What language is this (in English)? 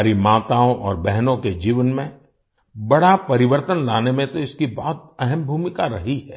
Hindi